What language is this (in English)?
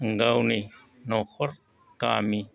Bodo